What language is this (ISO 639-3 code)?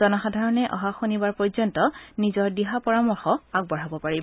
asm